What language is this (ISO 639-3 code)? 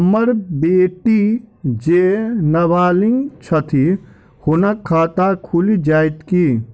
mai